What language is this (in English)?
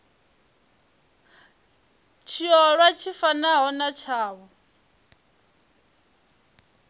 Venda